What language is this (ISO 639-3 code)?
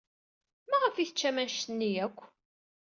kab